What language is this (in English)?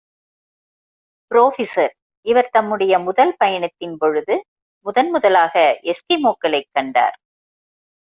Tamil